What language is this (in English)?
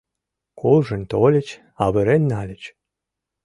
Mari